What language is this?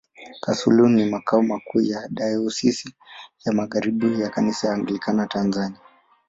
Swahili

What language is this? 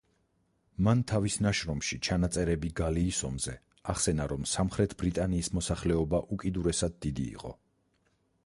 Georgian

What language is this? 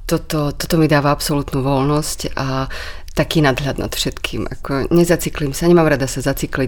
Slovak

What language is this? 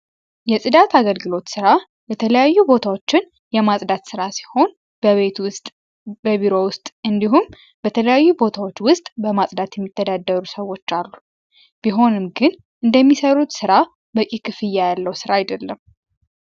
Amharic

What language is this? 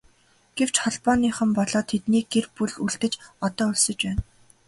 Mongolian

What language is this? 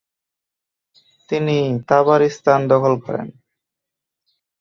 Bangla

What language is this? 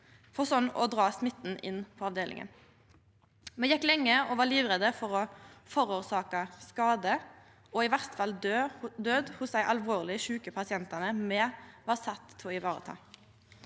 Norwegian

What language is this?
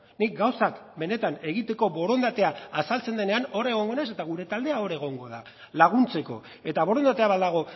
Basque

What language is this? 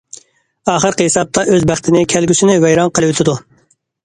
Uyghur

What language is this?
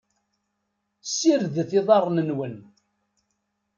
Kabyle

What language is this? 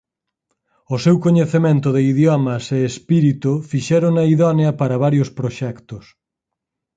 Galician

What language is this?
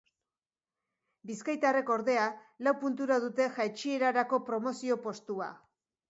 Basque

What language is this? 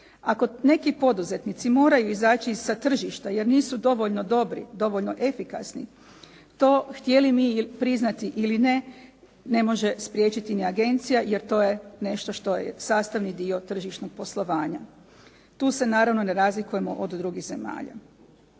Croatian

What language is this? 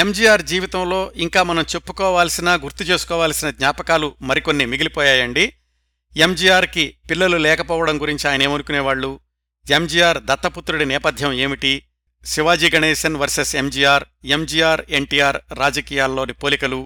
Telugu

